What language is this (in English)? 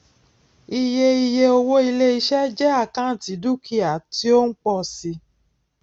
Yoruba